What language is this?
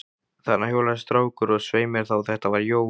Icelandic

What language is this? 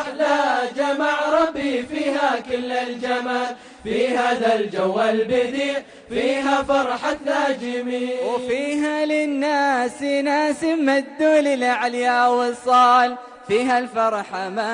Arabic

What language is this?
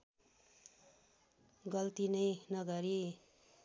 Nepali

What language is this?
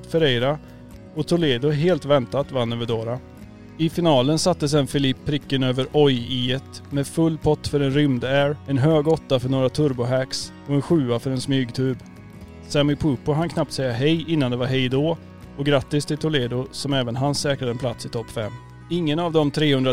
Swedish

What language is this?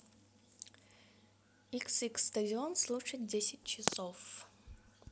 Russian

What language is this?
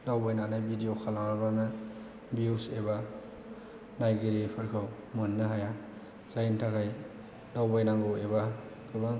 Bodo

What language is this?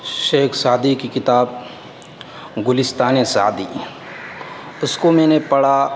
Urdu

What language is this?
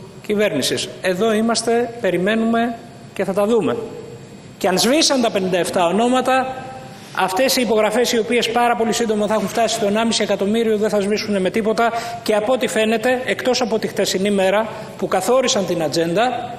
Greek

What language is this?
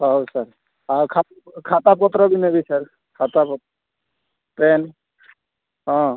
Odia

